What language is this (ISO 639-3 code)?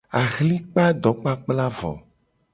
gej